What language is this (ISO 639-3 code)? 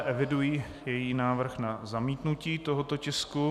ces